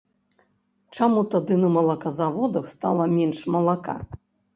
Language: Belarusian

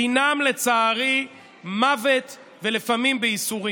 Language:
Hebrew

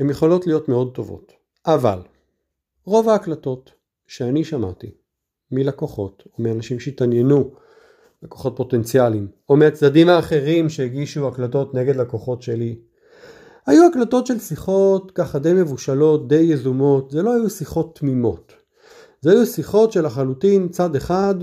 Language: Hebrew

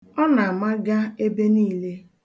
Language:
Igbo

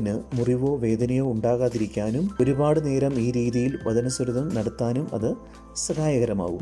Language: Malayalam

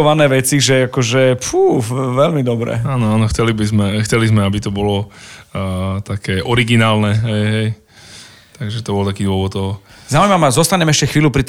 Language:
Slovak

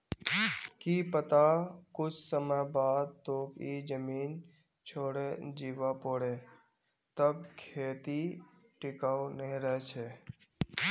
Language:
Magahi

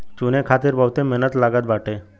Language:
Bhojpuri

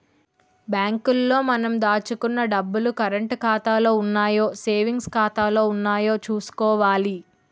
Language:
Telugu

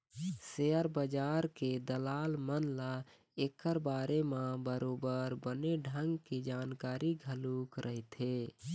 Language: Chhattisgarhi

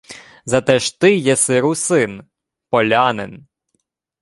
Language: Ukrainian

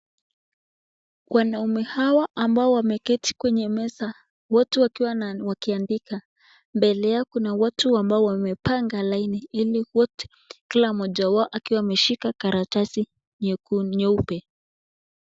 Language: Swahili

